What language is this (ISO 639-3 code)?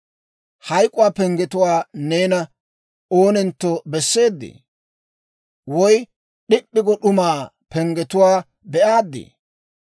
dwr